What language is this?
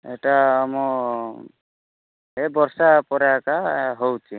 Odia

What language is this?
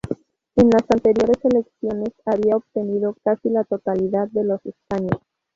Spanish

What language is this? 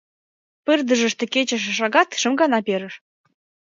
Mari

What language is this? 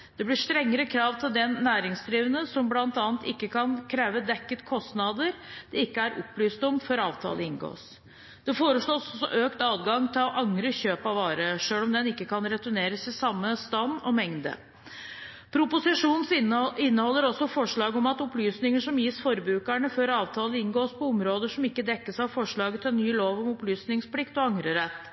Norwegian Bokmål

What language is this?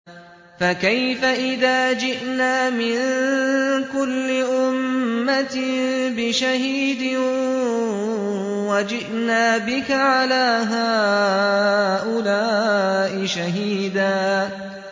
Arabic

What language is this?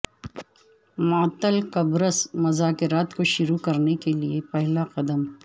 Urdu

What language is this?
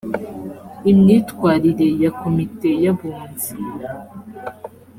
Kinyarwanda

